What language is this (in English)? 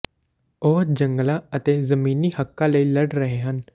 Punjabi